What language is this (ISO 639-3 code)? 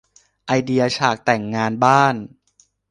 tha